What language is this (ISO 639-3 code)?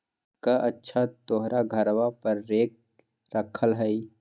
mag